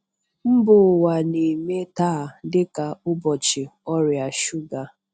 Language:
Igbo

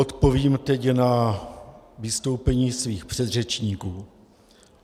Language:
Czech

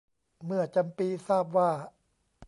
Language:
Thai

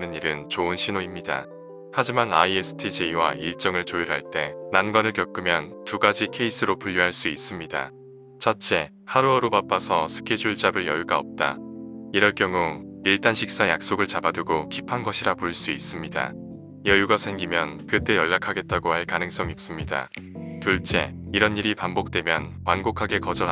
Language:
Korean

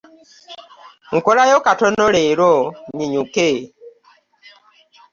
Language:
Ganda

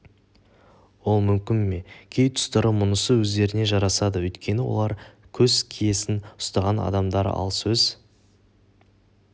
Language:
Kazakh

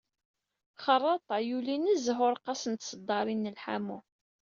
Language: Kabyle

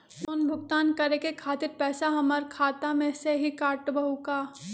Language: Magahi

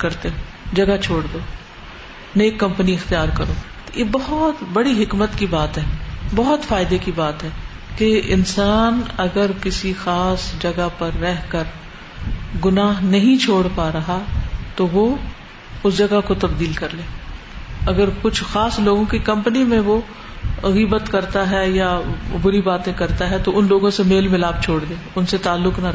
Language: Urdu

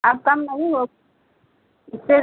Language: Hindi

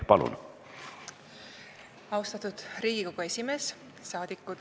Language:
Estonian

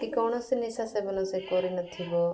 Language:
Odia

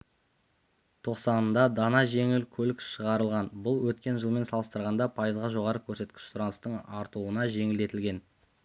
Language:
Kazakh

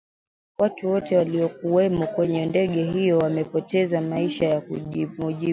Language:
Swahili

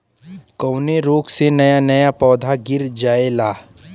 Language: Bhojpuri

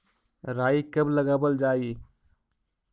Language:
Magahi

